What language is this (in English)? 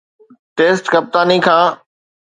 Sindhi